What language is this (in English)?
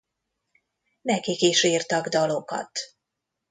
Hungarian